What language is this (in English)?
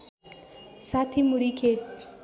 Nepali